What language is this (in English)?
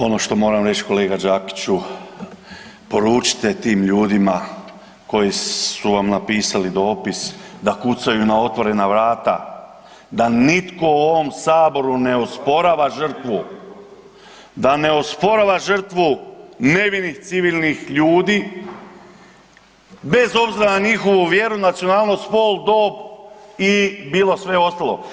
Croatian